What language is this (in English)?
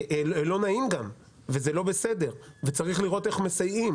Hebrew